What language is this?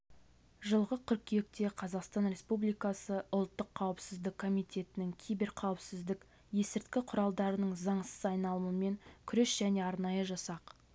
Kazakh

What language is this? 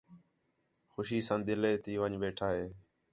Khetrani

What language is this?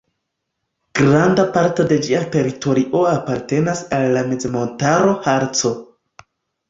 Esperanto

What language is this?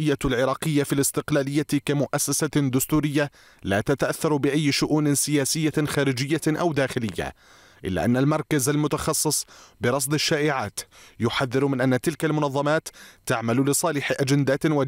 Arabic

